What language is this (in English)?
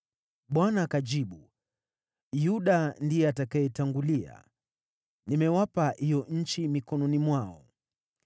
Swahili